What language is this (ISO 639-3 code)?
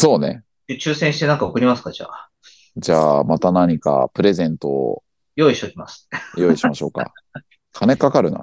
jpn